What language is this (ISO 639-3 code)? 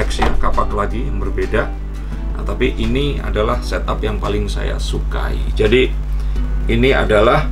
ind